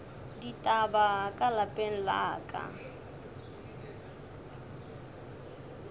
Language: Northern Sotho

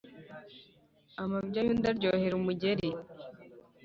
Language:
Kinyarwanda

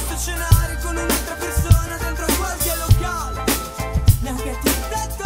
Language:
Portuguese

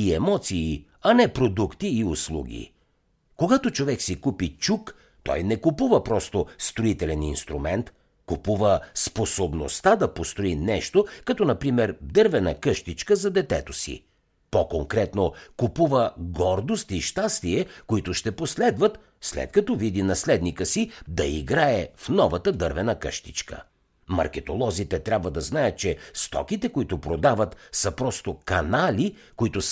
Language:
Bulgarian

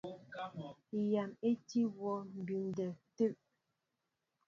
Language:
Mbo (Cameroon)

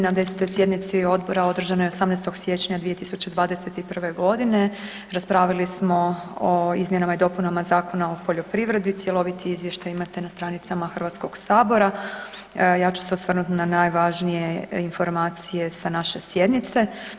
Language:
Croatian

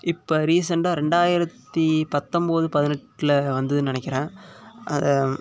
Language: Tamil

